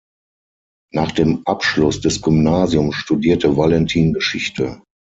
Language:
German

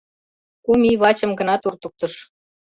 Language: Mari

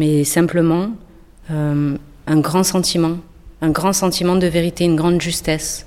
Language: French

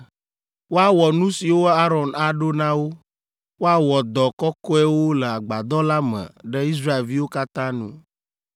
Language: Ewe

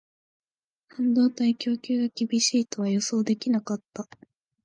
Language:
Japanese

